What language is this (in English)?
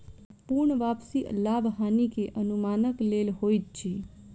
Maithili